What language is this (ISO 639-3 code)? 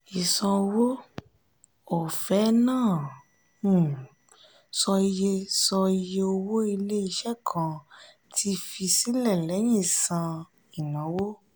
yor